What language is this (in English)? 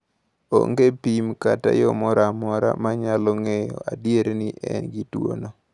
Luo (Kenya and Tanzania)